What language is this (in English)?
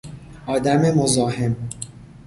Persian